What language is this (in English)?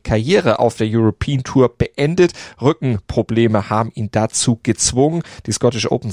German